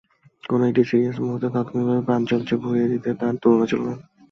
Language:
Bangla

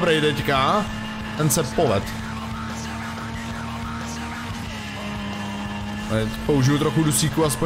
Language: Czech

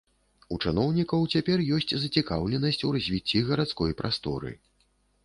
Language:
Belarusian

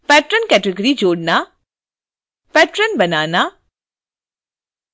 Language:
Hindi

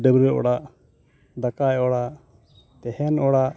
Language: Santali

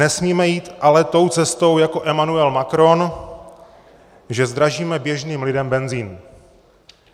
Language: Czech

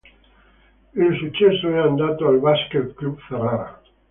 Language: Italian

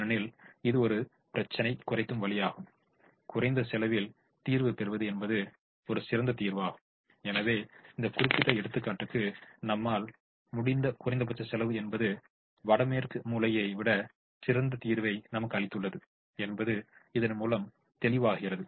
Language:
Tamil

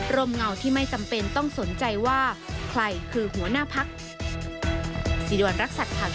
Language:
Thai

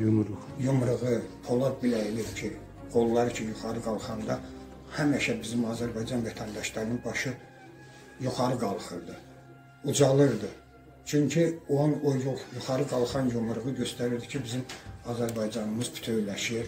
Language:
Turkish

